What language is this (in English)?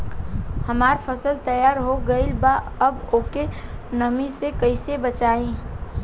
Bhojpuri